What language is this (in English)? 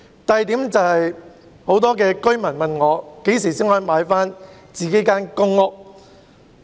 Cantonese